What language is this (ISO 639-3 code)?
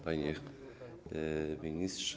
pol